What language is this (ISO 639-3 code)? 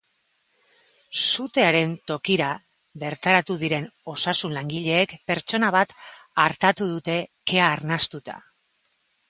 eus